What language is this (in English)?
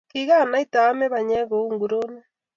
Kalenjin